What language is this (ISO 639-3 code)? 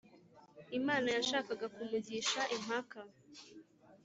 kin